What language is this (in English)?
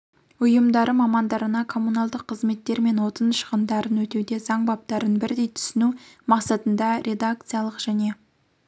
Kazakh